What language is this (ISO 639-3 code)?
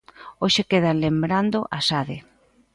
glg